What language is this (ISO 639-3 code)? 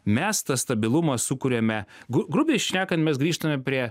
lit